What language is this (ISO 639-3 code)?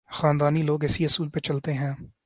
urd